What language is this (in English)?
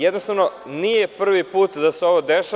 Serbian